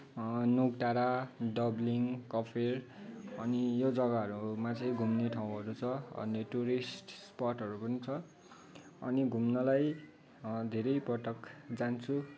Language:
Nepali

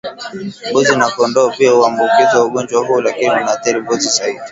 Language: Swahili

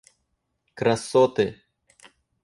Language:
Russian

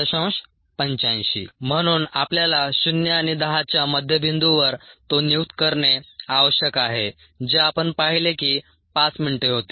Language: Marathi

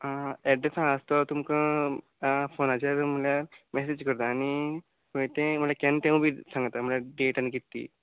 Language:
Konkani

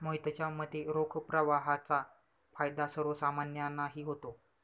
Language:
Marathi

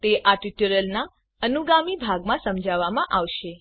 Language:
Gujarati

